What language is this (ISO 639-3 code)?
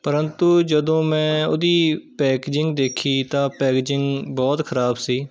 pan